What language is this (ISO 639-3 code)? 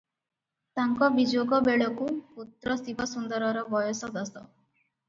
ori